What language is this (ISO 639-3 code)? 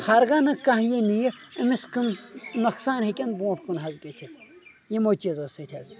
kas